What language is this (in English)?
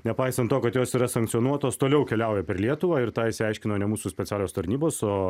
Lithuanian